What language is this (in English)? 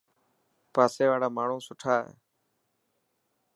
Dhatki